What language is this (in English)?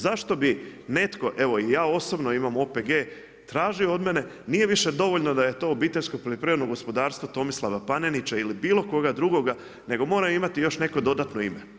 Croatian